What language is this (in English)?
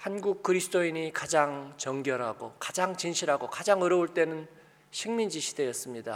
Korean